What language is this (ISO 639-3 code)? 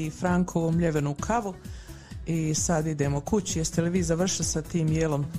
hrv